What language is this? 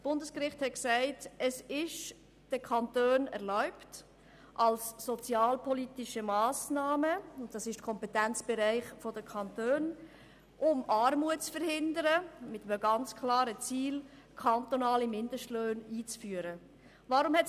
Swiss German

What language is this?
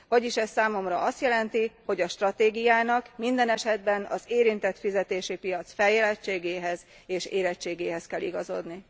Hungarian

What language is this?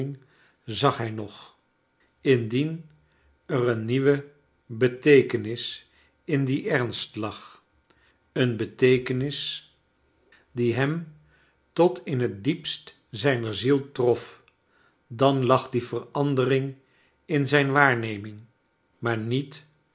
Dutch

